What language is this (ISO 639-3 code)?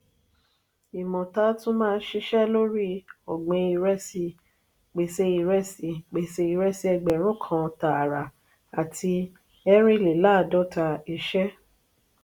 yor